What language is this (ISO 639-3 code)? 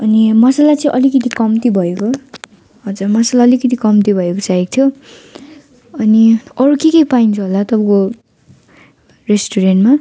nep